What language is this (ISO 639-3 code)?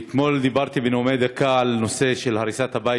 heb